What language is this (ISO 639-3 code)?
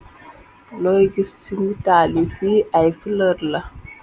wol